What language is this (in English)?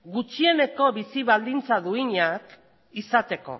Basque